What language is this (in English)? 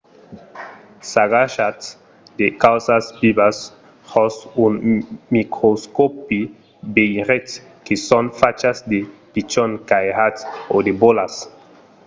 Occitan